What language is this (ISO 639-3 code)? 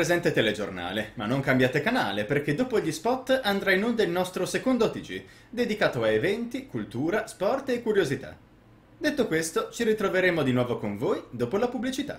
ita